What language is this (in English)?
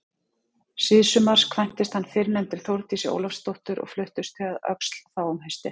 Icelandic